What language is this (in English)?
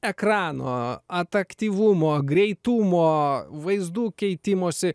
Lithuanian